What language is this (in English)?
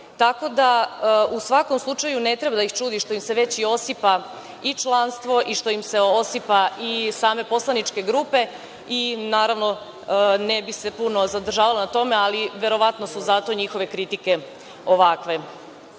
Serbian